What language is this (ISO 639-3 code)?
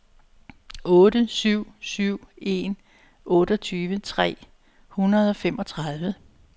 dan